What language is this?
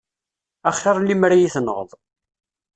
Kabyle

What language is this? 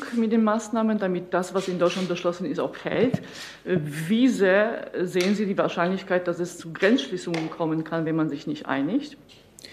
German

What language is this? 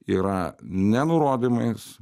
Lithuanian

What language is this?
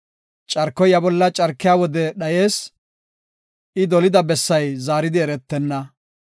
Gofa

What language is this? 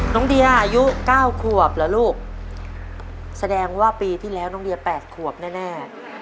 Thai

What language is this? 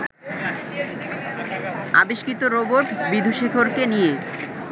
Bangla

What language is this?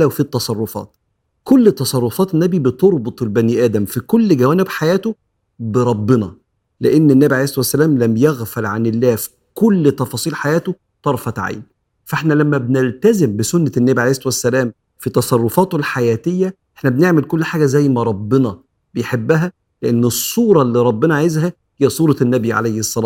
Arabic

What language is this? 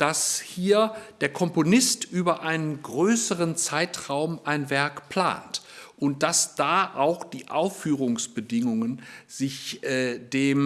German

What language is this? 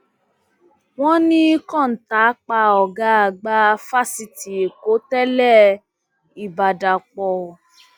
Yoruba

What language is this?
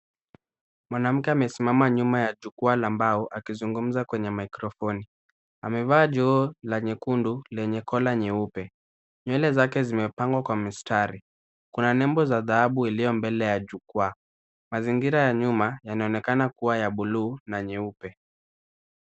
Swahili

